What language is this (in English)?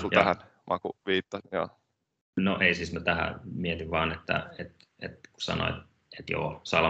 Finnish